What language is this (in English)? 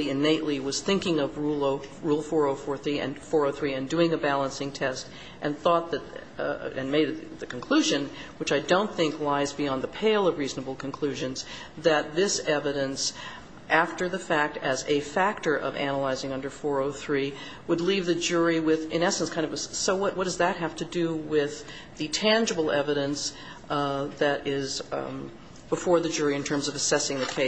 English